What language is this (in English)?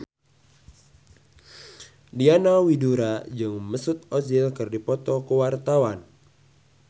Sundanese